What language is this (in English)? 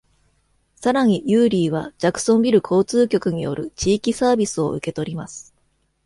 Japanese